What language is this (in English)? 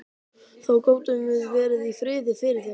Icelandic